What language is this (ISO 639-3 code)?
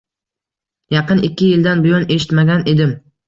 uzb